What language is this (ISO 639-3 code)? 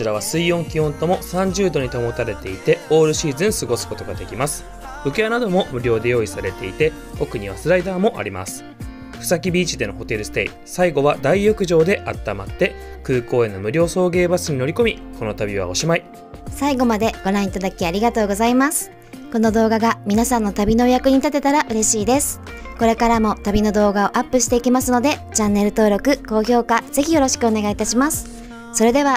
jpn